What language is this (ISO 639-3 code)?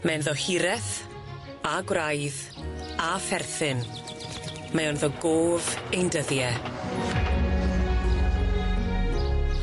cym